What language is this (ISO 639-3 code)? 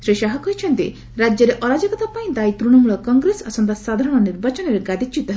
ori